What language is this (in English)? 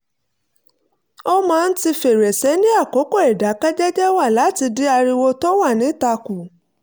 Yoruba